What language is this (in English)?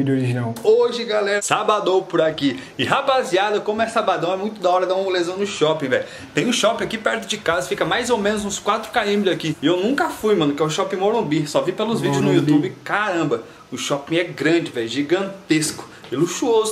Portuguese